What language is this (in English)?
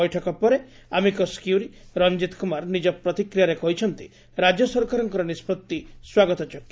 Odia